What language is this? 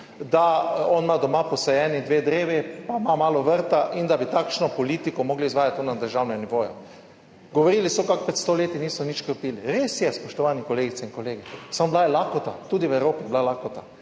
Slovenian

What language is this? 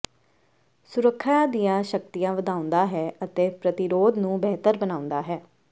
Punjabi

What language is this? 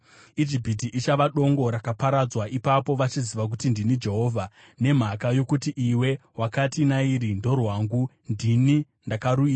Shona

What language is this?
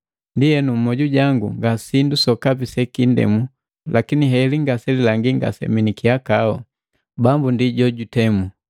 Matengo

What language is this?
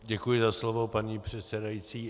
Czech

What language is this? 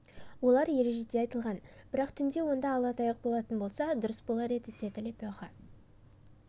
Kazakh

